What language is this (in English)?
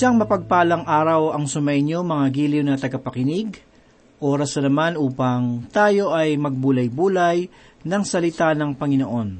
Filipino